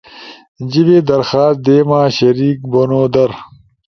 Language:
Ushojo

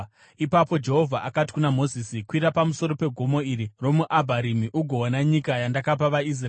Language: Shona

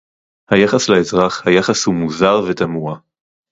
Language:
Hebrew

